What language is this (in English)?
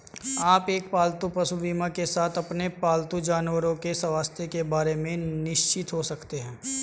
Hindi